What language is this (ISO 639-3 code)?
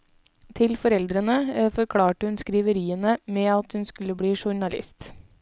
nor